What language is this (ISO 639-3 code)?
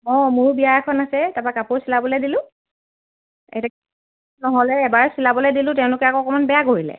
asm